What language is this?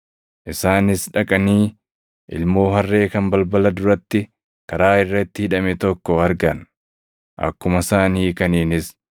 Oromo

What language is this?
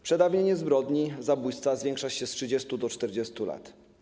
Polish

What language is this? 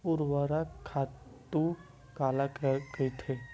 Chhattisgarhi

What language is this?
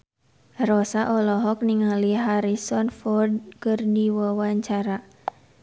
Sundanese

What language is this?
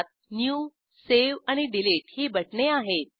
Marathi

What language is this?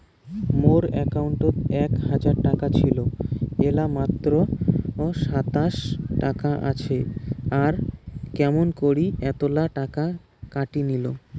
Bangla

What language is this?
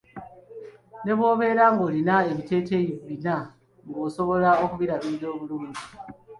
Ganda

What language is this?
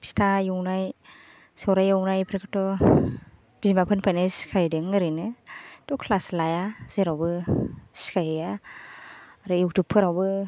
Bodo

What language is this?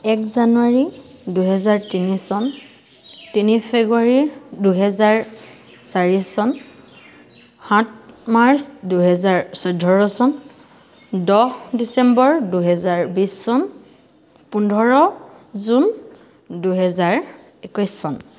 Assamese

